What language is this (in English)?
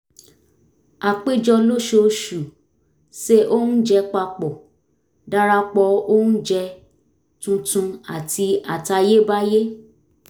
Yoruba